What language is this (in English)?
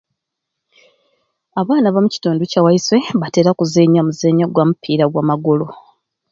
Ruuli